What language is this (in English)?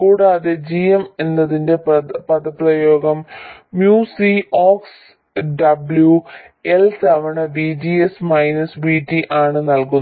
Malayalam